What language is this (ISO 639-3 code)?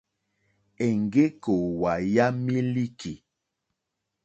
bri